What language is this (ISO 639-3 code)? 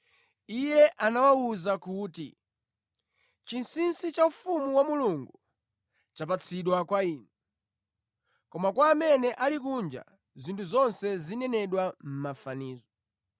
nya